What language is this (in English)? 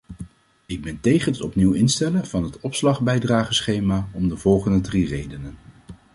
Dutch